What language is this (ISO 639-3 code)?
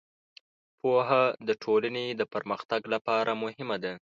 pus